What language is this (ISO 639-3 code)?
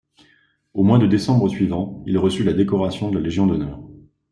fra